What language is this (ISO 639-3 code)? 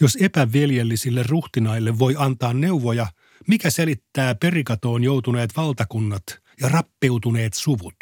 fin